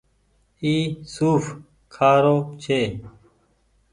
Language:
Goaria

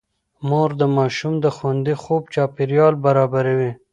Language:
Pashto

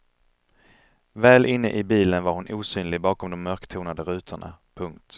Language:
Swedish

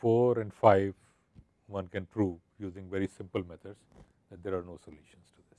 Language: English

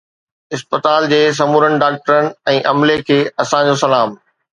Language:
Sindhi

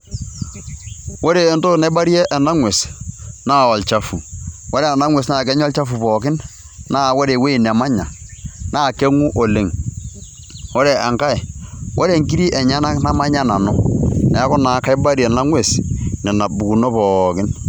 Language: Masai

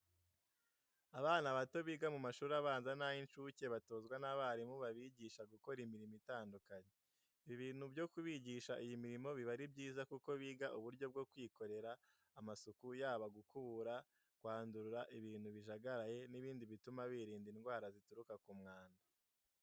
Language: Kinyarwanda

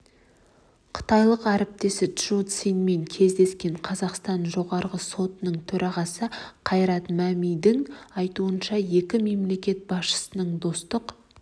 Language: Kazakh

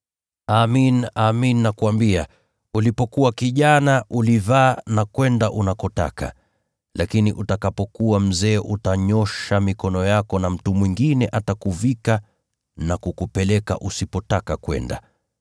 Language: Swahili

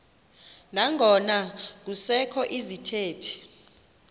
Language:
Xhosa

